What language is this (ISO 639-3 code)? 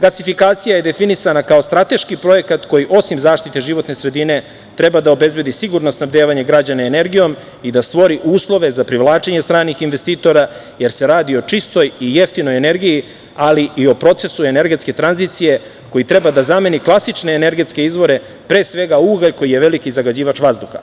srp